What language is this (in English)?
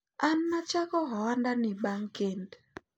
Luo (Kenya and Tanzania)